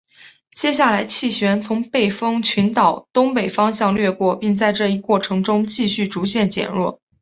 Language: Chinese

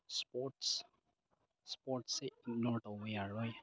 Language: Manipuri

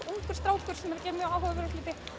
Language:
Icelandic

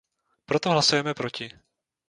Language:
Czech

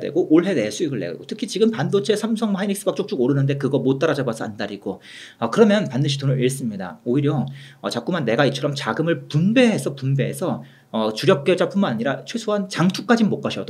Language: Korean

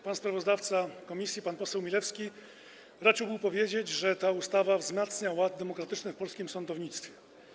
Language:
Polish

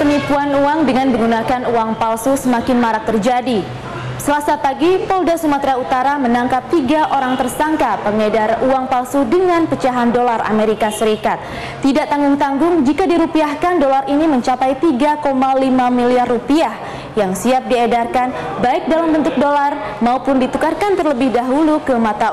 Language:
Indonesian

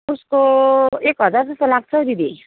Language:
Nepali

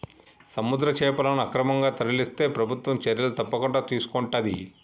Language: Telugu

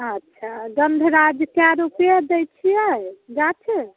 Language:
Maithili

